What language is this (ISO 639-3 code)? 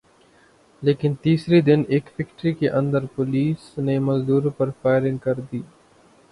urd